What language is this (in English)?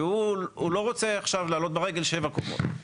Hebrew